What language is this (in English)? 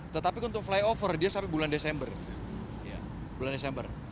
Indonesian